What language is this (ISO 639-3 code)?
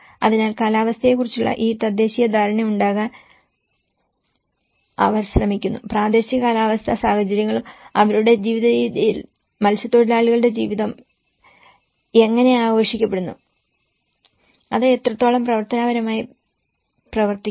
mal